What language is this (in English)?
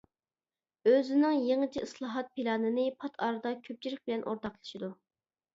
Uyghur